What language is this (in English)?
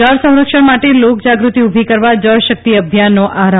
Gujarati